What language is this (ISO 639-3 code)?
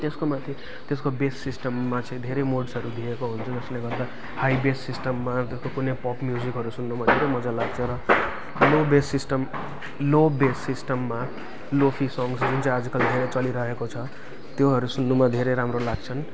nep